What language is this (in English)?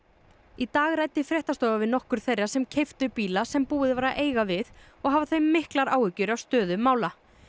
Icelandic